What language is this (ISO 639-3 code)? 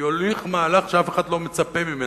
heb